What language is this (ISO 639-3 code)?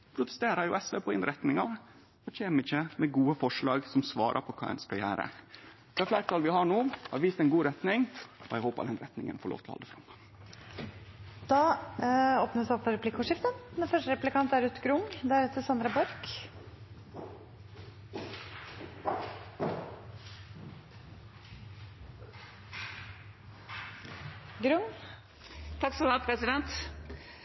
nor